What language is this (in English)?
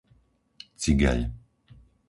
Slovak